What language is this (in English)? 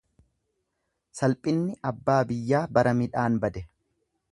Oromo